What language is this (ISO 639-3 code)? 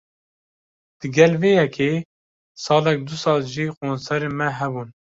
kur